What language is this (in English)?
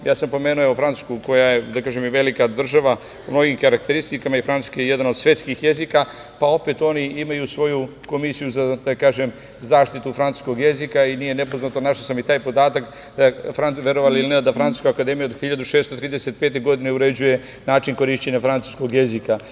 Serbian